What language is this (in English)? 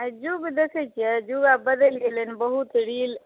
Maithili